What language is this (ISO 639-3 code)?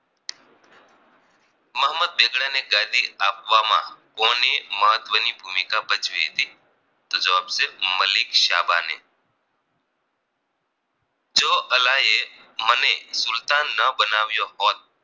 guj